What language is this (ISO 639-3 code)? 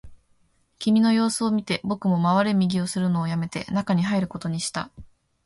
jpn